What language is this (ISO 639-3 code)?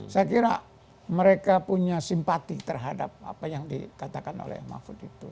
ind